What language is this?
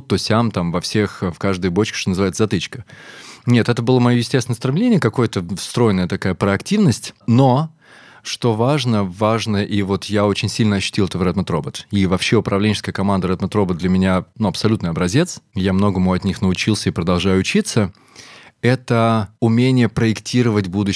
Russian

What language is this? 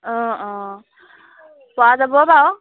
Assamese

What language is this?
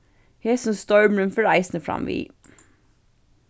Faroese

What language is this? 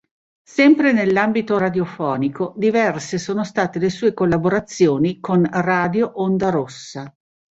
Italian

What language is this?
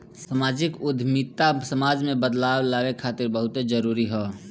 Bhojpuri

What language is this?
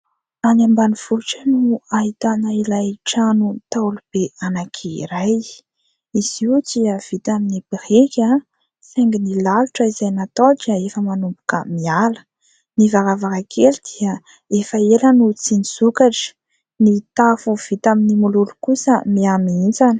Malagasy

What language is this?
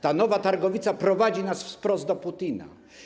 Polish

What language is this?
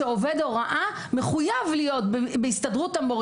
Hebrew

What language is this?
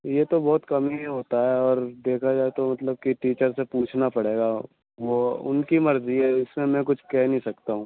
Urdu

